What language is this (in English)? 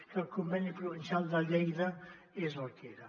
Catalan